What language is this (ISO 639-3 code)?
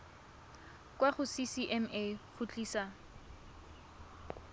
tsn